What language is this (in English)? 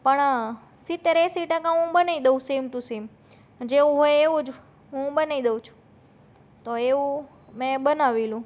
Gujarati